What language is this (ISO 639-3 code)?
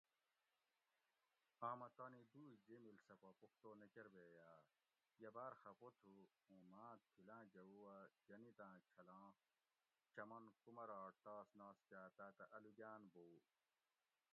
gwc